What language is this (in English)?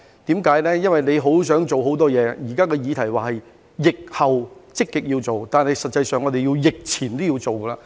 Cantonese